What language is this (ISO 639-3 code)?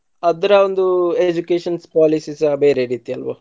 kan